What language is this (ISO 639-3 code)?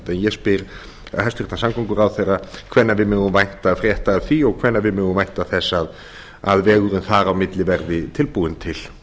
isl